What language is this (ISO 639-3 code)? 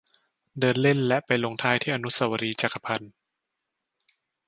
tha